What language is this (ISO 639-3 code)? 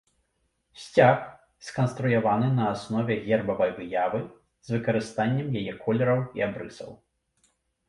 bel